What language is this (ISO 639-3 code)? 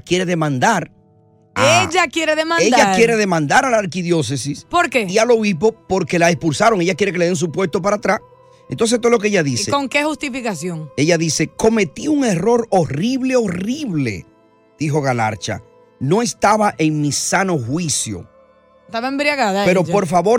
spa